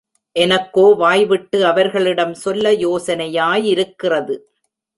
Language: Tamil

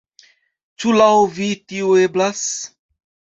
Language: Esperanto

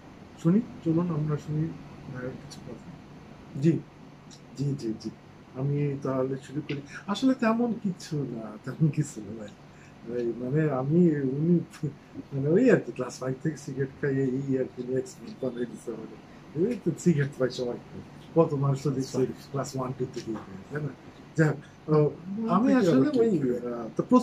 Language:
Turkish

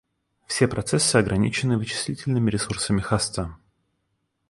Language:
Russian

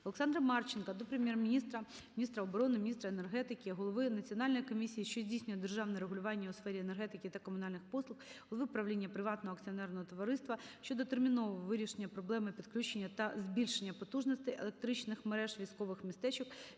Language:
Ukrainian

